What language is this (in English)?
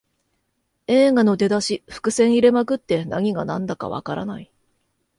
Japanese